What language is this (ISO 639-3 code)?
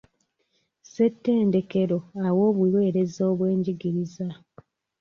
lug